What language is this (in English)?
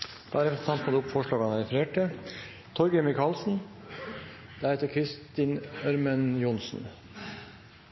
Norwegian